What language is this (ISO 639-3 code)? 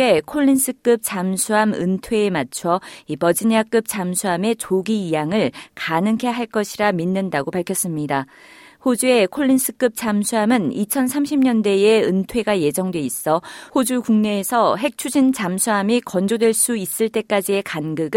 kor